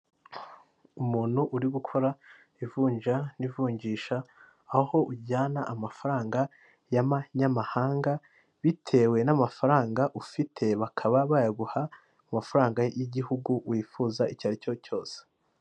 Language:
Kinyarwanda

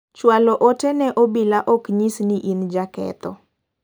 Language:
Luo (Kenya and Tanzania)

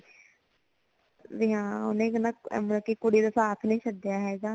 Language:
Punjabi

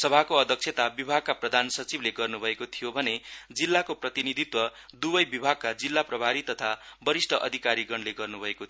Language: Nepali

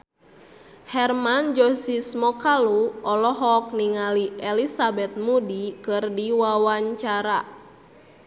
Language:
Sundanese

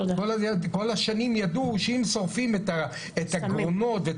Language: Hebrew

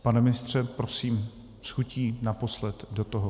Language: Czech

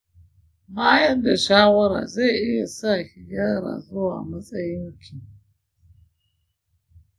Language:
Hausa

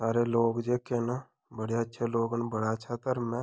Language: Dogri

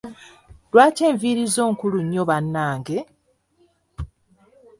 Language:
Ganda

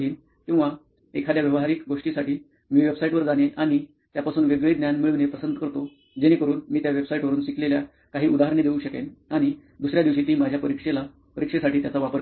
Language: Marathi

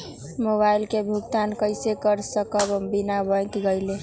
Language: Magahi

